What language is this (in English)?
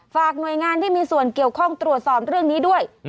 Thai